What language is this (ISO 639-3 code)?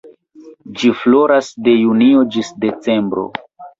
epo